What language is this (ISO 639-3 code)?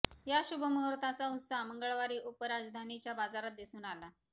mar